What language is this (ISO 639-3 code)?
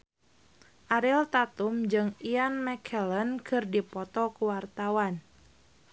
sun